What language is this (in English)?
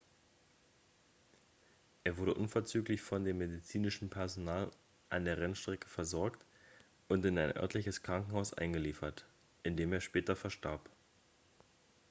German